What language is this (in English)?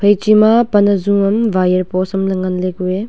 Wancho Naga